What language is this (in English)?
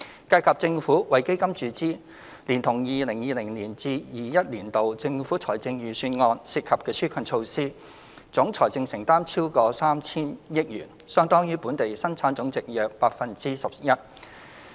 Cantonese